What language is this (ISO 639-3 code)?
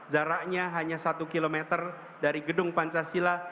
ind